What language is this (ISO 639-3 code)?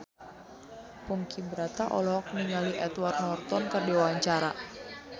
sun